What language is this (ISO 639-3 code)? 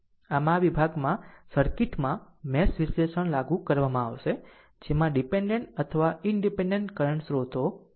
guj